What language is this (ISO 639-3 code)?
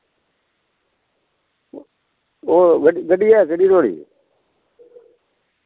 doi